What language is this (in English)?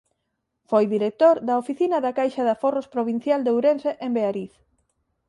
Galician